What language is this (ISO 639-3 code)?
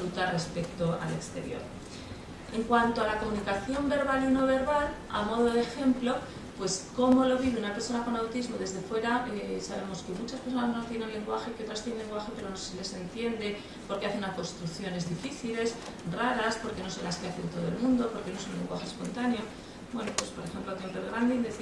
spa